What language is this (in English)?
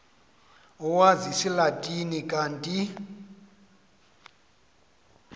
Xhosa